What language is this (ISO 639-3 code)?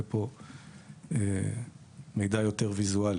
heb